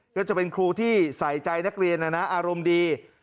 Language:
Thai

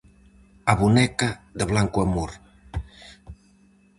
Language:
Galician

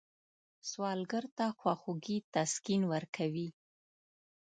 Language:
Pashto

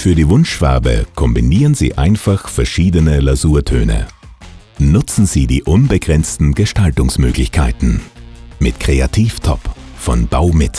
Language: German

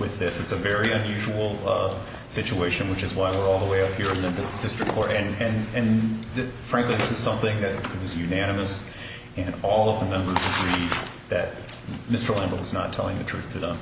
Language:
English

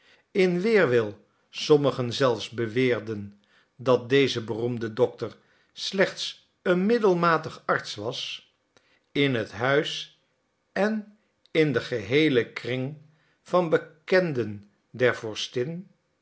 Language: Dutch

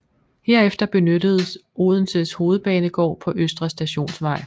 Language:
Danish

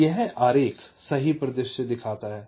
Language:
Hindi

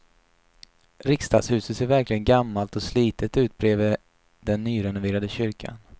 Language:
Swedish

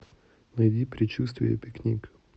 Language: Russian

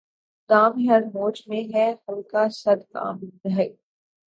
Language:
Urdu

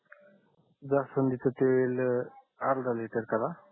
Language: Marathi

